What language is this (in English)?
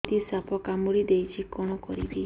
Odia